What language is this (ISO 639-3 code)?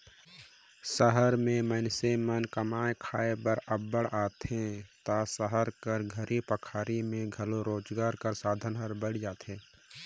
hne